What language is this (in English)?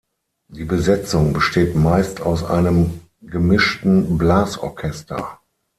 German